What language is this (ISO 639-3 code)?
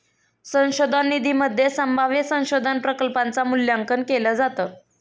mar